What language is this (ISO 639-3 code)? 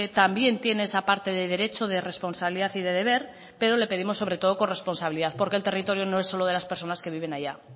spa